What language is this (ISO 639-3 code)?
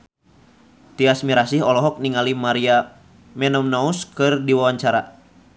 sun